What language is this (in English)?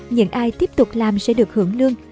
Vietnamese